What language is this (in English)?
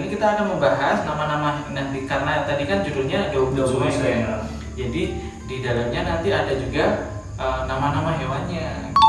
Indonesian